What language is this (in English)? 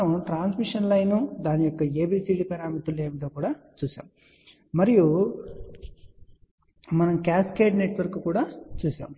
Telugu